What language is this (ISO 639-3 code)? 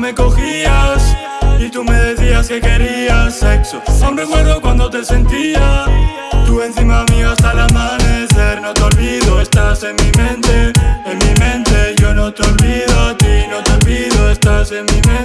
eus